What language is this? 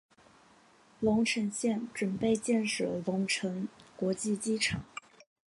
Chinese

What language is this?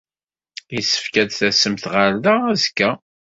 Kabyle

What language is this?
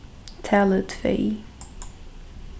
Faroese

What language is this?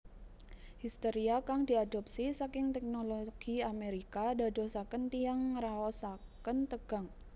Javanese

